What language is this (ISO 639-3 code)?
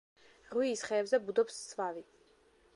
kat